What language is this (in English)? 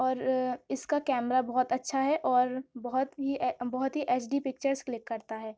Urdu